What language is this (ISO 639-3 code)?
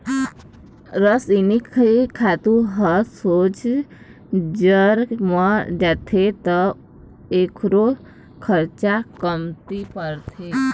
hne